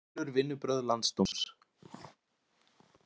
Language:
Icelandic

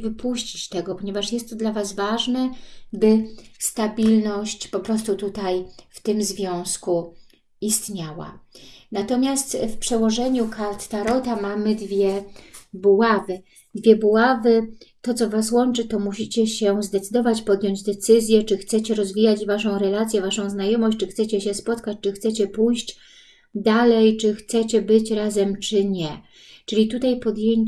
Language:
Polish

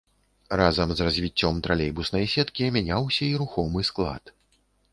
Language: Belarusian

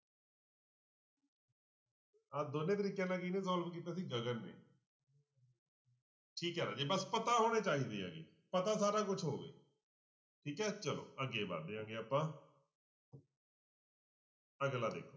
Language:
Punjabi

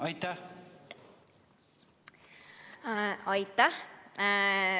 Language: Estonian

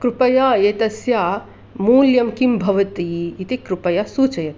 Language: Sanskrit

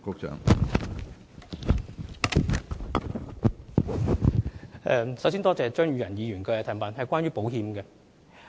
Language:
Cantonese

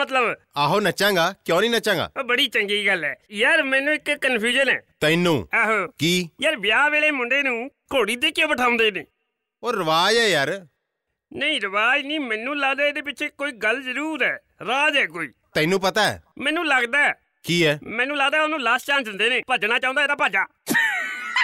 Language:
Punjabi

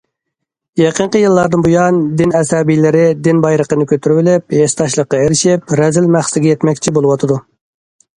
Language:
Uyghur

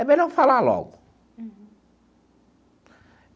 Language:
Portuguese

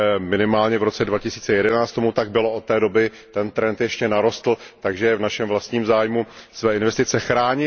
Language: Czech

